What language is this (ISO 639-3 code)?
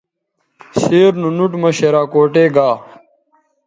btv